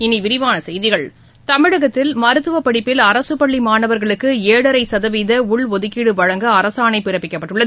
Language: Tamil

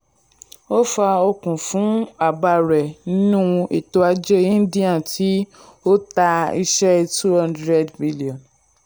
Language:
Yoruba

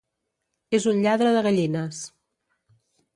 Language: Catalan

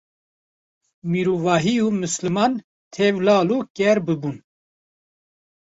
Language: Kurdish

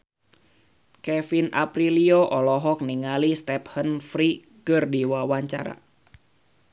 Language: Sundanese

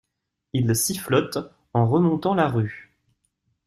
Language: French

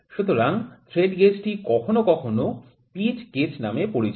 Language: Bangla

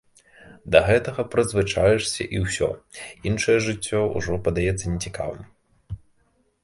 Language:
Belarusian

